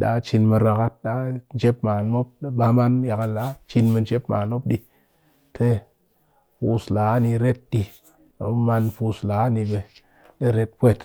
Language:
Cakfem-Mushere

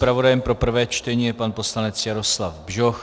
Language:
Czech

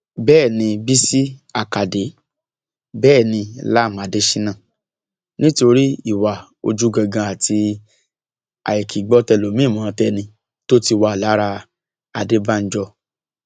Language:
Yoruba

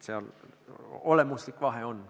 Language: Estonian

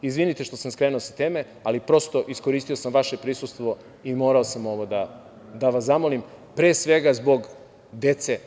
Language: Serbian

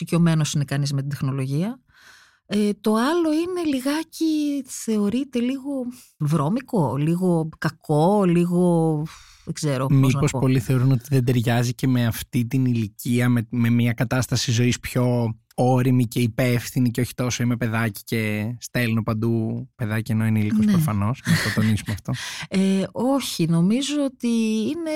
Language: Greek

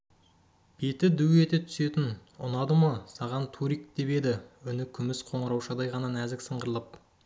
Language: Kazakh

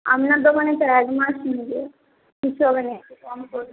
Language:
Bangla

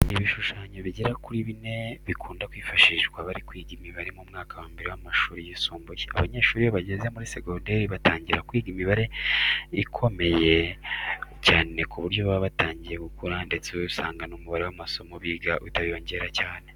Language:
Kinyarwanda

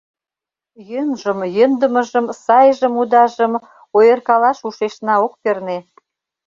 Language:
Mari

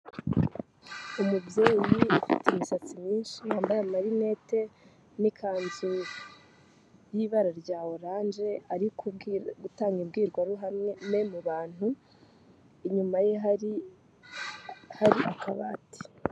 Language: Kinyarwanda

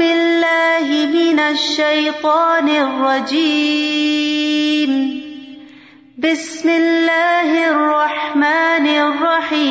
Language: Urdu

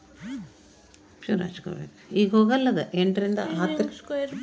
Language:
Kannada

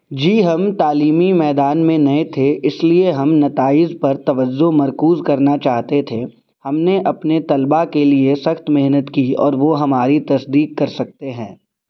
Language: Urdu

